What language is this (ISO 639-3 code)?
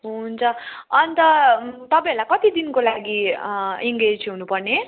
nep